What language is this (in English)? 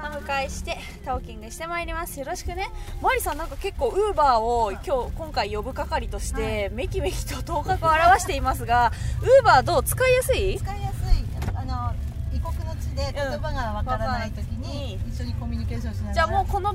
Japanese